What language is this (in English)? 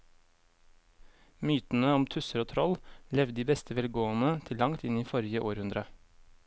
Norwegian